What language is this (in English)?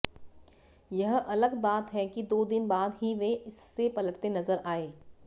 Hindi